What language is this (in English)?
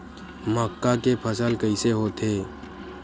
Chhattisgarhi